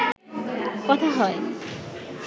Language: Bangla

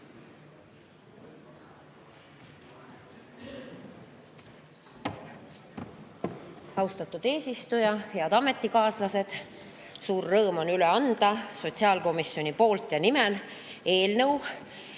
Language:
Estonian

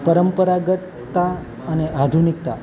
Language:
Gujarati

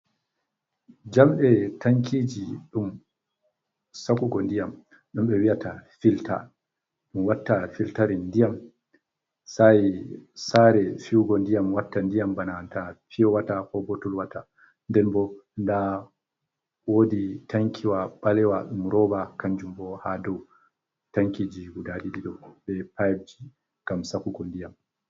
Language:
Fula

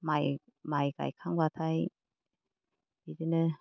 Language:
Bodo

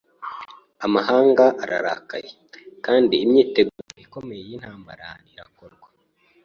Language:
Kinyarwanda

